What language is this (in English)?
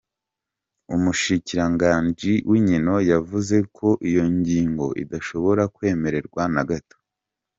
Kinyarwanda